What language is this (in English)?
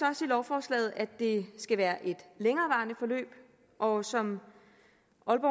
Danish